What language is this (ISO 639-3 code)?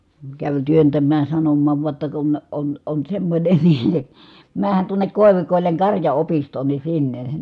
fin